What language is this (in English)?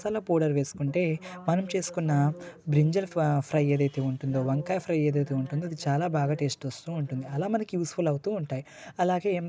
Telugu